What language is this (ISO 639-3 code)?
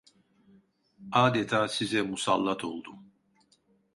tur